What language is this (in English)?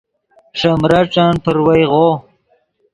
Yidgha